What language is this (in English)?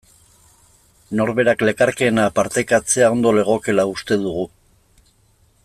Basque